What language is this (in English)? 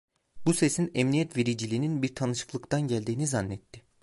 Turkish